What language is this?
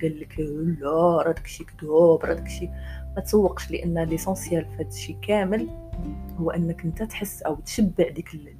Arabic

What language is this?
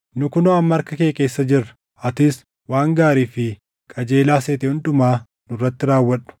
Oromo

